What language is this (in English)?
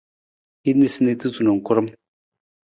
Nawdm